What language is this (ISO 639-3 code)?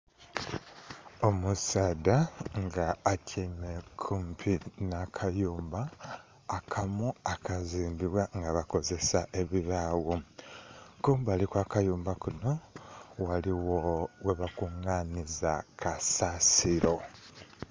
xog